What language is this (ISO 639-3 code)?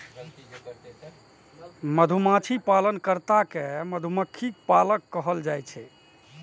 mai